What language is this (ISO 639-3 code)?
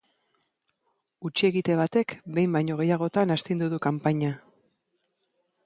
eus